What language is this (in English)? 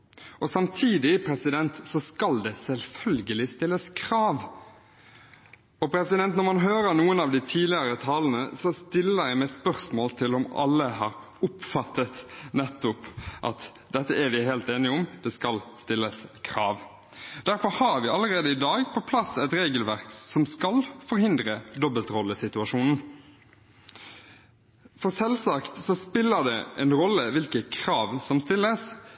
Norwegian Bokmål